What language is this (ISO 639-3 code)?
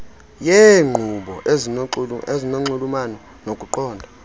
xho